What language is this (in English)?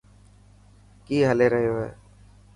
Dhatki